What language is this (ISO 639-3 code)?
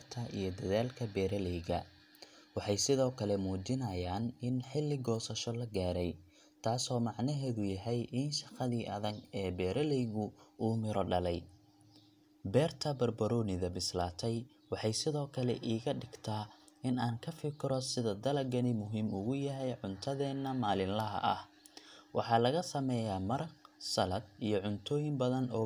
som